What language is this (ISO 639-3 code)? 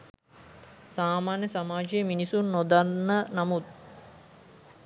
sin